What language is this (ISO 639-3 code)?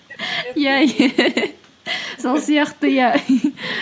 kaz